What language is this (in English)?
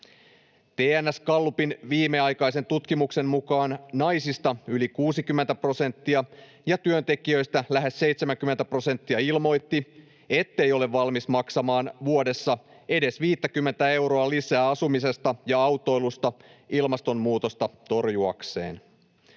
Finnish